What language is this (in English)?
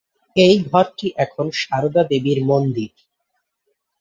Bangla